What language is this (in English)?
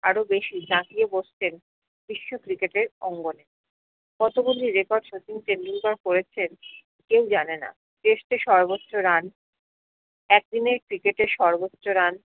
Bangla